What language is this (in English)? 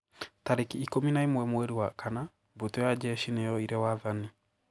Kikuyu